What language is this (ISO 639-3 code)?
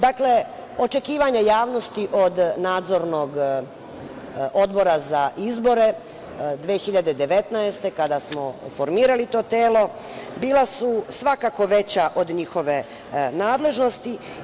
srp